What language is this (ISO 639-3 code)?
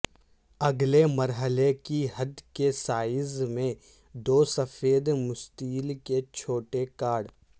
urd